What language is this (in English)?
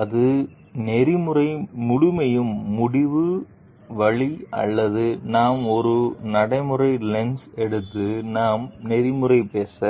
Tamil